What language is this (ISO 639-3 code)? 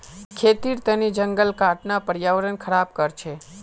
mag